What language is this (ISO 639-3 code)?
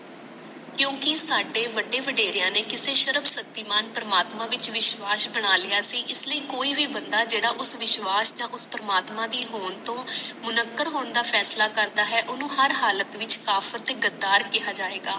pan